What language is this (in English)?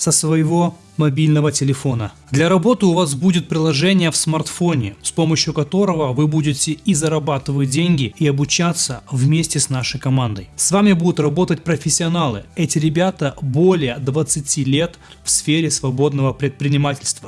Russian